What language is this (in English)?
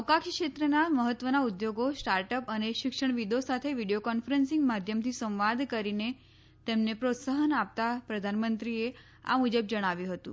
Gujarati